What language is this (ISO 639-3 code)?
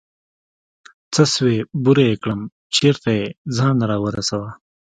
pus